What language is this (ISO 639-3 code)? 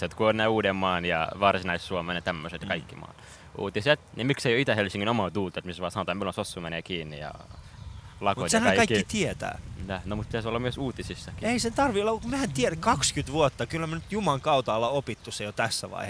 fin